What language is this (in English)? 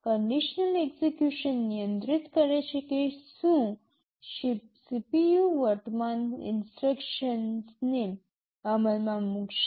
Gujarati